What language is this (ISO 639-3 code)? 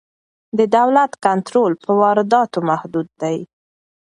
pus